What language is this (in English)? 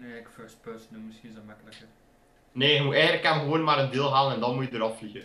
Dutch